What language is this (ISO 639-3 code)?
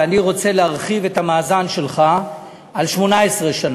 heb